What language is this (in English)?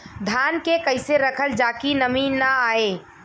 Bhojpuri